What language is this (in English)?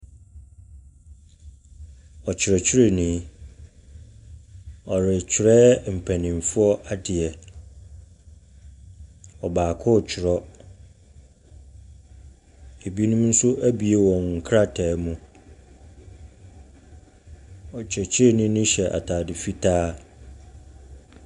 Akan